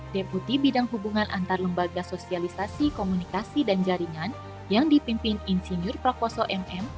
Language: Indonesian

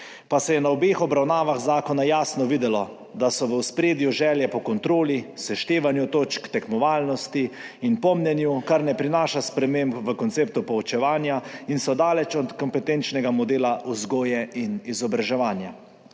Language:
Slovenian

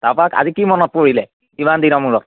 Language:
Assamese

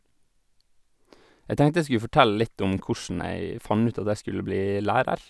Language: Norwegian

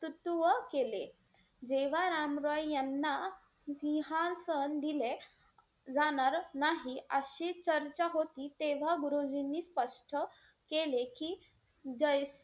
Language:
Marathi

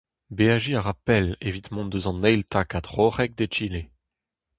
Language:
Breton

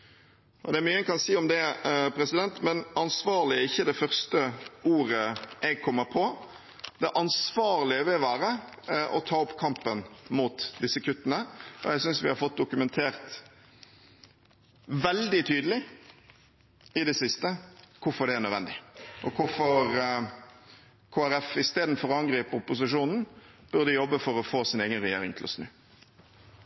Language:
Norwegian Bokmål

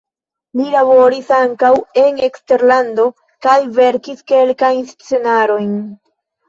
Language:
Esperanto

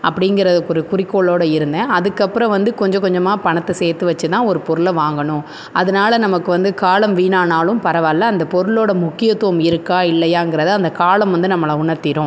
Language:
Tamil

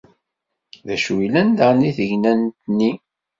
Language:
Kabyle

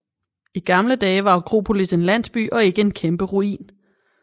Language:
Danish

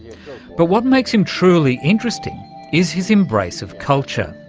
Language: English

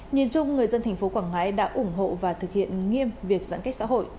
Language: Vietnamese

